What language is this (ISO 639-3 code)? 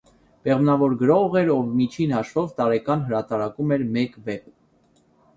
hye